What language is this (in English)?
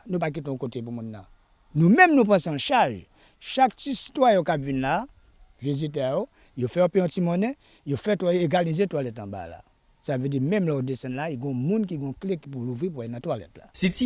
French